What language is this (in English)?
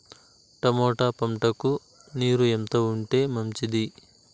Telugu